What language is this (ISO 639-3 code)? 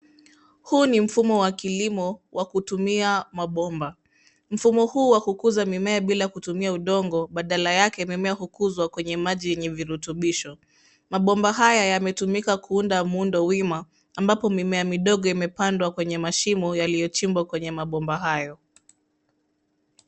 swa